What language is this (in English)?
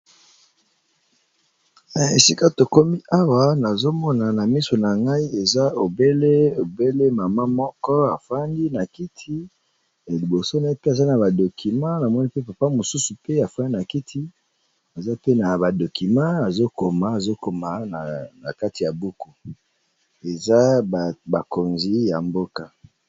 Lingala